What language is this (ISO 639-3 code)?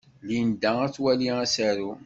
kab